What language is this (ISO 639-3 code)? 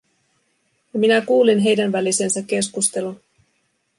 fin